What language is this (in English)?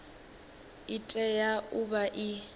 Venda